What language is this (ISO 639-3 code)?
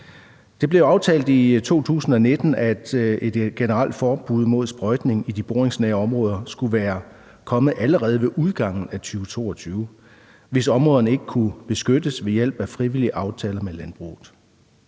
dan